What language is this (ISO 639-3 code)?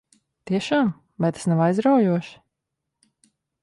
lav